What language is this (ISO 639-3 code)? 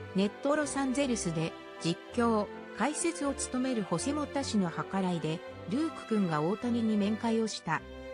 jpn